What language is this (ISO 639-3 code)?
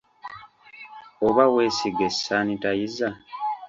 lug